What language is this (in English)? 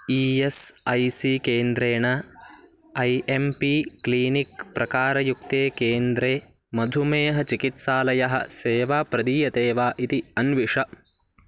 Sanskrit